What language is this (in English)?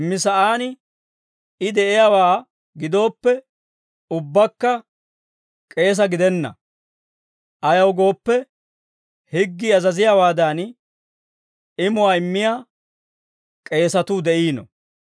Dawro